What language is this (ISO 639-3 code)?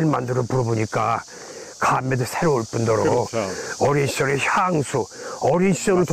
kor